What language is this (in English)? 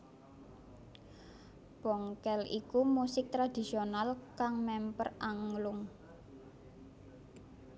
Javanese